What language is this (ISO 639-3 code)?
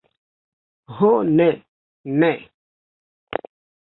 epo